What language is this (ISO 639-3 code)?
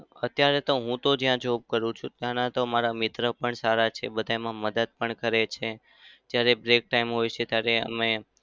guj